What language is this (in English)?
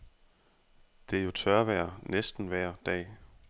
Danish